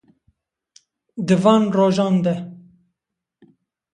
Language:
Kurdish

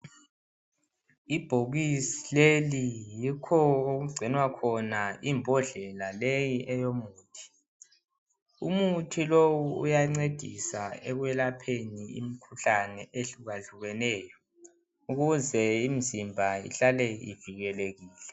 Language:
North Ndebele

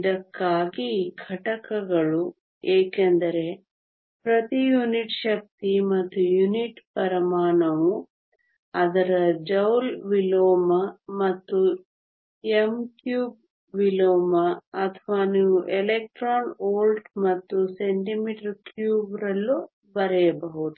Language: Kannada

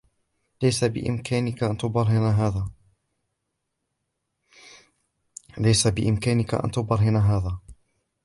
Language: Arabic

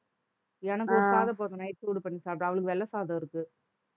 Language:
Tamil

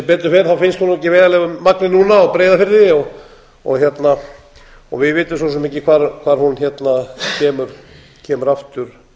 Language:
Icelandic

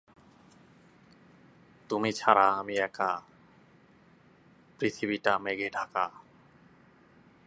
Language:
Bangla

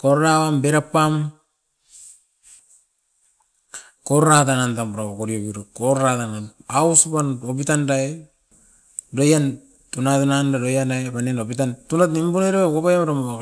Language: Askopan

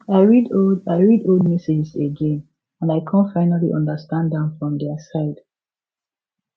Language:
Nigerian Pidgin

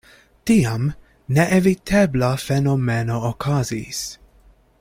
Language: Esperanto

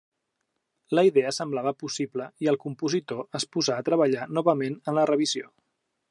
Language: Catalan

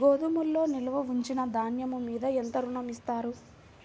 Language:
Telugu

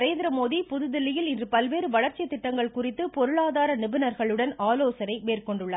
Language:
Tamil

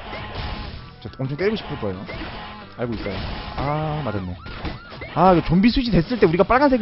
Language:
Korean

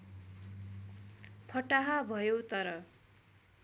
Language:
Nepali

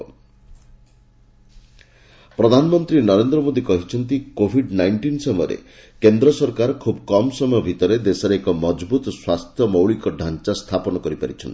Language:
Odia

